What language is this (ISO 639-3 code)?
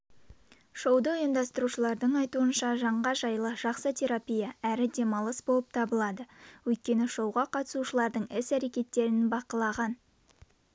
kaz